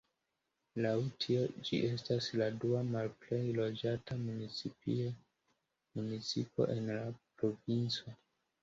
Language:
Esperanto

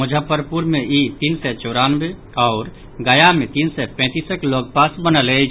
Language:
Maithili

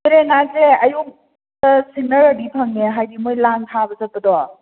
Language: Manipuri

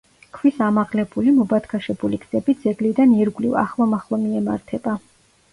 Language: Georgian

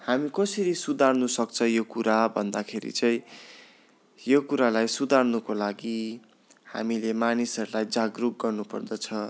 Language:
Nepali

